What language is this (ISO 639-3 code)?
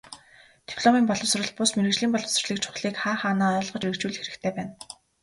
mon